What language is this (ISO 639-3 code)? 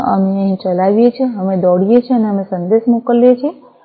guj